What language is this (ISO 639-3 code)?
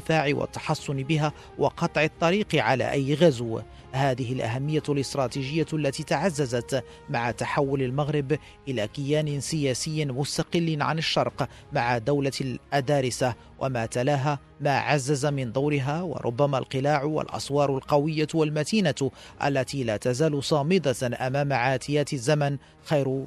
ara